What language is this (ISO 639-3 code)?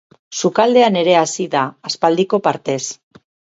eus